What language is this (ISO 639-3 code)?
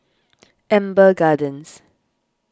eng